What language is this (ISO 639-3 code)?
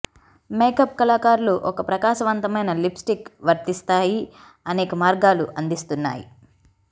tel